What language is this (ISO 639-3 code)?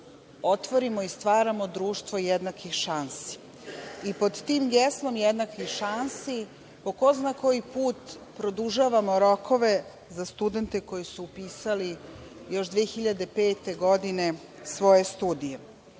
srp